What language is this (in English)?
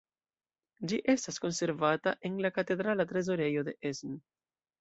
Esperanto